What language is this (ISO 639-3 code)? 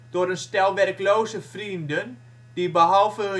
nld